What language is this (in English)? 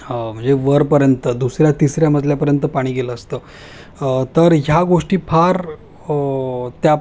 Marathi